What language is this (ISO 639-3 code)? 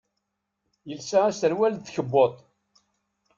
kab